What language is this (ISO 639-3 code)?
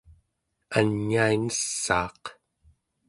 esu